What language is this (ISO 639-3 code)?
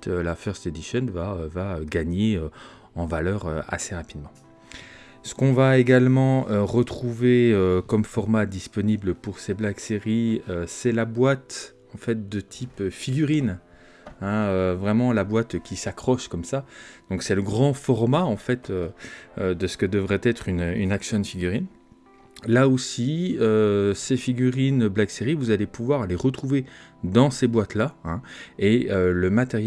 fra